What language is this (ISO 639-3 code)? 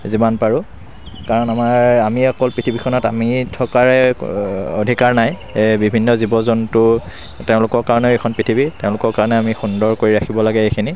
asm